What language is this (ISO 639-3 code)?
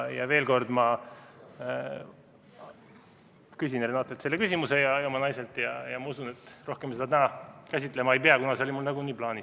est